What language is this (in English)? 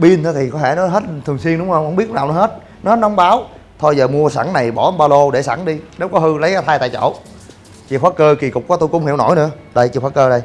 Vietnamese